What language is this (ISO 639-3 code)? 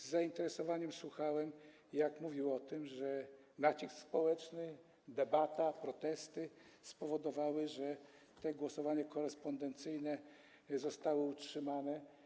pol